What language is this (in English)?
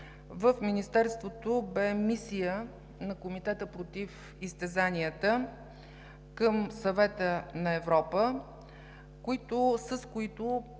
Bulgarian